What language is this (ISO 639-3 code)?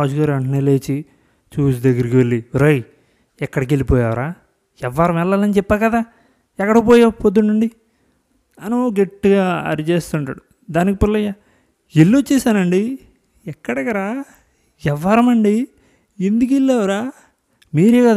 tel